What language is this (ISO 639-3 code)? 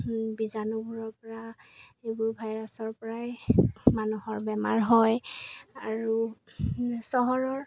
asm